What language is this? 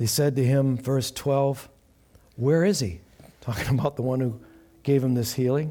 English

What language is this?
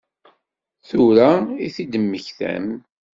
Kabyle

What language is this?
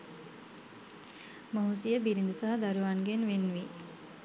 Sinhala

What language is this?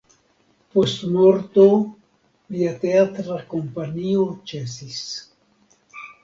Esperanto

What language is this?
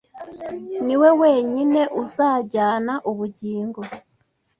Kinyarwanda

